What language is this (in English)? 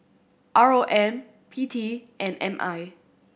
English